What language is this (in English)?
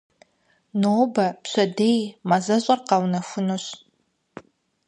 Kabardian